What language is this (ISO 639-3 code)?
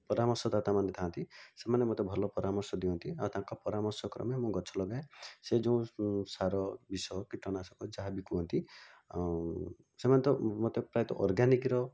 ori